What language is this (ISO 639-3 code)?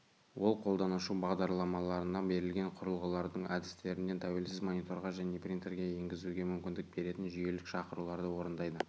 kaz